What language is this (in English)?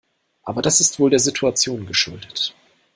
German